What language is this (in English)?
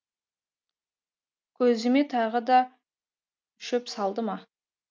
Kazakh